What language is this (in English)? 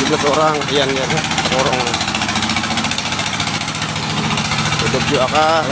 Indonesian